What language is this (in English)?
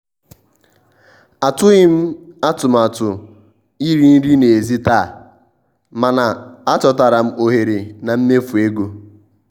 Igbo